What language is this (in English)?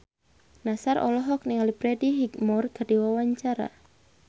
Sundanese